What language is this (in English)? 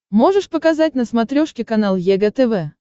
Russian